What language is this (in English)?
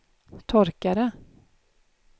Swedish